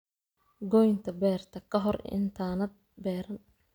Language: Somali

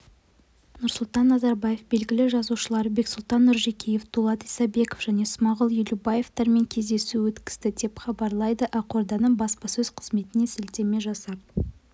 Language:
Kazakh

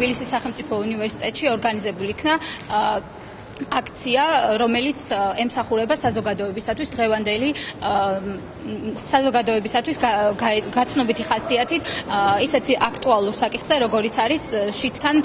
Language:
Polish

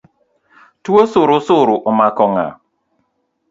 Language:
Luo (Kenya and Tanzania)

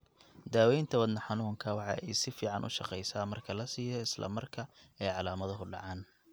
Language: Somali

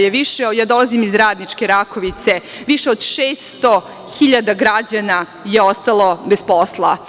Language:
Serbian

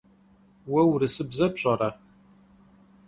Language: Kabardian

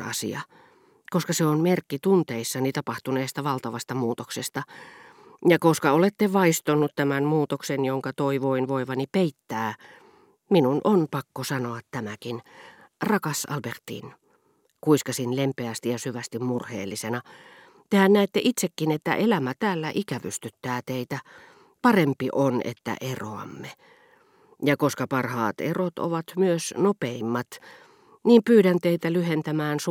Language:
Finnish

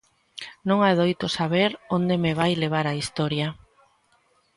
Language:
Galician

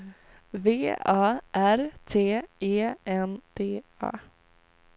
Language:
Swedish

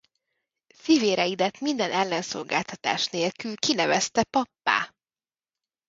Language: Hungarian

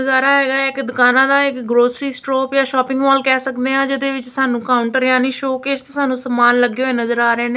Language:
Punjabi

